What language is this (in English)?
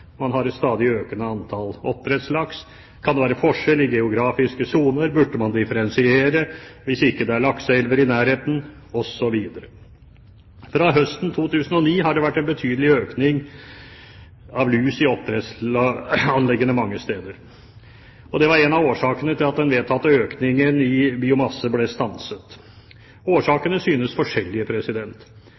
Norwegian Bokmål